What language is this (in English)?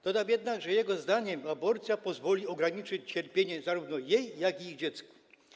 Polish